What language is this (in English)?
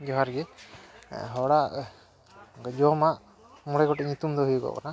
Santali